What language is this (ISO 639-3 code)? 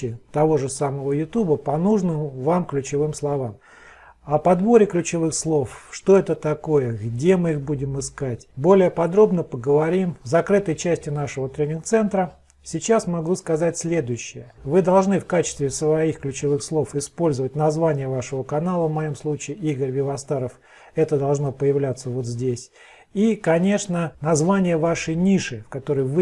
rus